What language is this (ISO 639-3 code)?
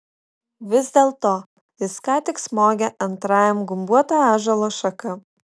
lit